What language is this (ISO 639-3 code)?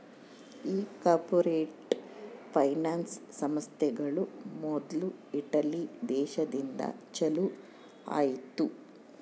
kan